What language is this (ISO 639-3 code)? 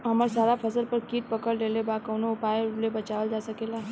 bho